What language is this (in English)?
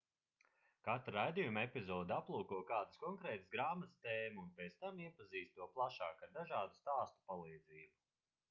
Latvian